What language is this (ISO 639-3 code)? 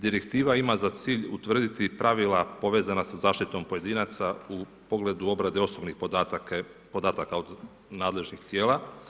hrv